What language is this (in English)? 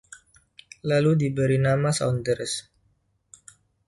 Indonesian